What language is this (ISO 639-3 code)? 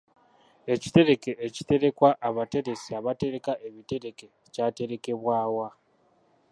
lug